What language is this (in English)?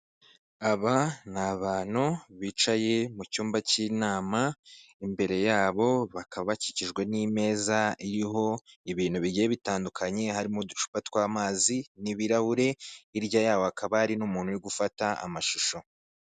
Kinyarwanda